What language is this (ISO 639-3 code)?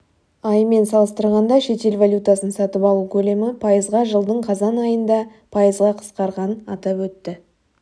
kaz